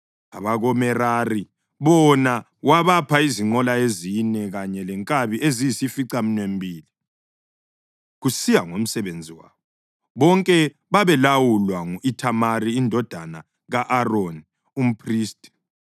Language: North Ndebele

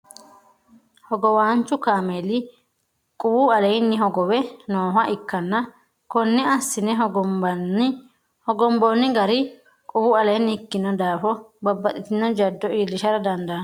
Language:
Sidamo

